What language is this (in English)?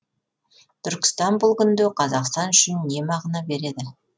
Kazakh